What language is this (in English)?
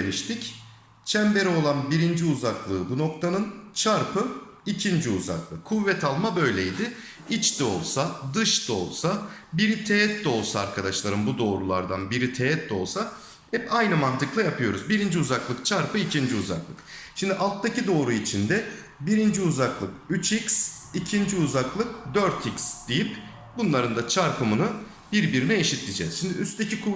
Turkish